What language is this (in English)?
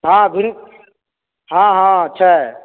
Maithili